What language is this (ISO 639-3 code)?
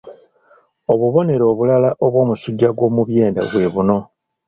lug